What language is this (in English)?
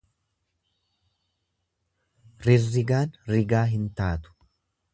Oromo